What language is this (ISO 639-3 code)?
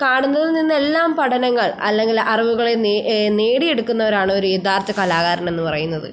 mal